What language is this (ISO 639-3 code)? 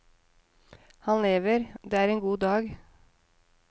nor